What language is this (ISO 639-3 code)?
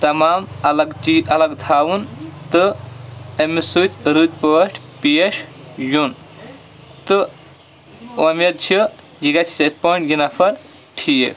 kas